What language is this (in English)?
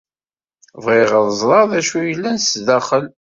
Kabyle